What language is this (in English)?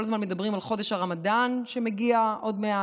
Hebrew